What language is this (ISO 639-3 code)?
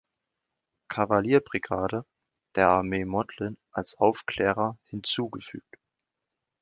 deu